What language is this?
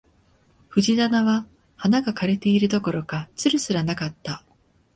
Japanese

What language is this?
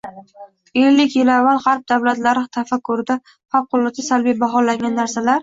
Uzbek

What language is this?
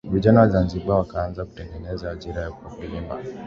Swahili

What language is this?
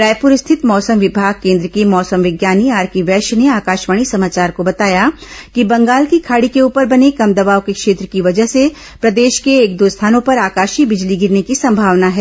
Hindi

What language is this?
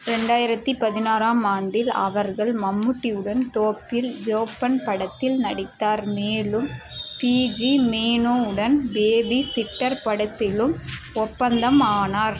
Tamil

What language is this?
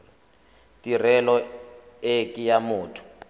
Tswana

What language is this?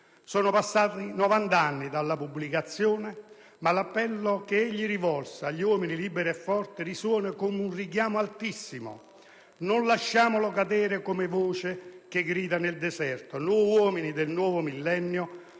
Italian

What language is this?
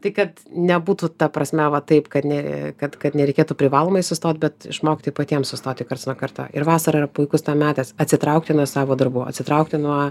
Lithuanian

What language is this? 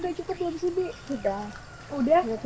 Indonesian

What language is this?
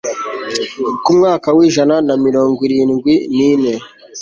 Kinyarwanda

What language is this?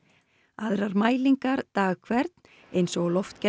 Icelandic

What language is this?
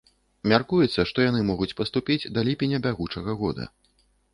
Belarusian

